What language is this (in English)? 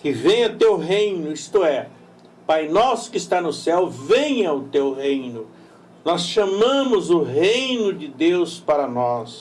Portuguese